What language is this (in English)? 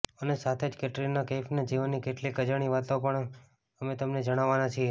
Gujarati